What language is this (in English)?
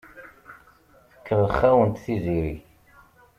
Kabyle